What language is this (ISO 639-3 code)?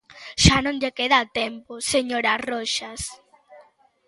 glg